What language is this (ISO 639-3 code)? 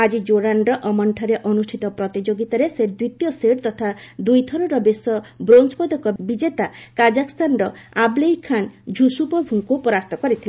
ori